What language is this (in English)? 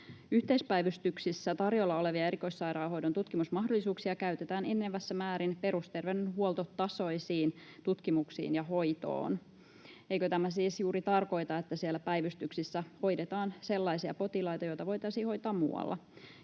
Finnish